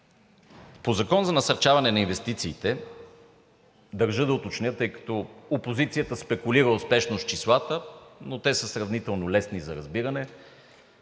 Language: Bulgarian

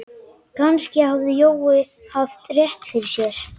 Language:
Icelandic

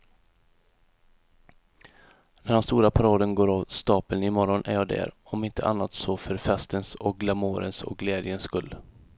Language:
Swedish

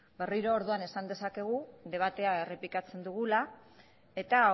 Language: Basque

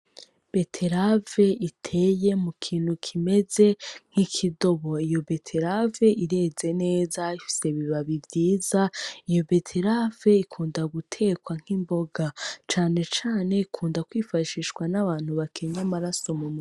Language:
Rundi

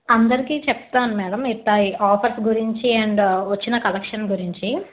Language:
Telugu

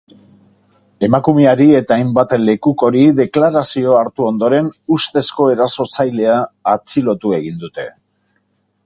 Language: Basque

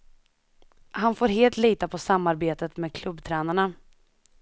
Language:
Swedish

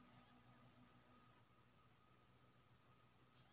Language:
Maithili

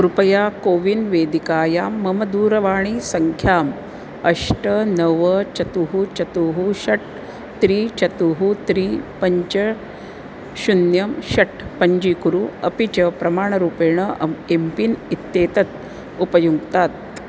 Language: Sanskrit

